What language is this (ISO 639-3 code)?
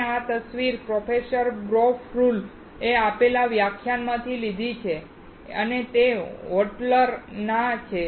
guj